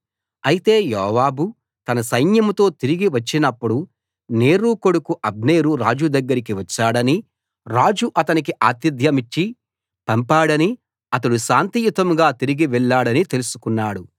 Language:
Telugu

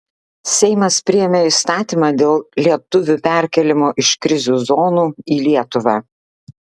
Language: Lithuanian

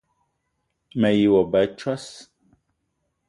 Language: Eton (Cameroon)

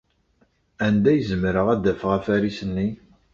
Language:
Kabyle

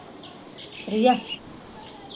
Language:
Punjabi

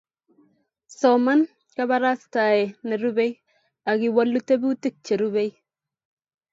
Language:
Kalenjin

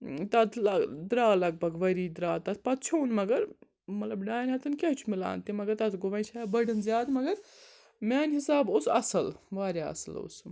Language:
Kashmiri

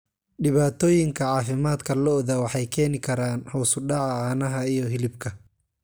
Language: Somali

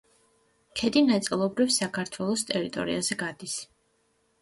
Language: Georgian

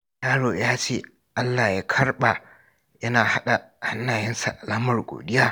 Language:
Hausa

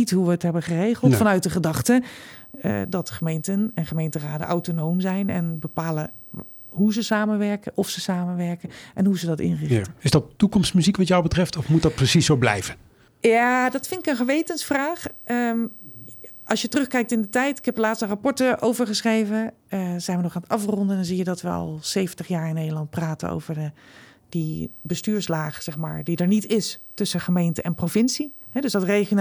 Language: Dutch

